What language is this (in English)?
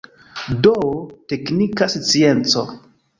Esperanto